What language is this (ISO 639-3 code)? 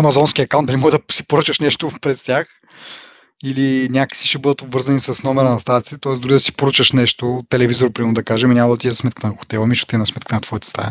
bul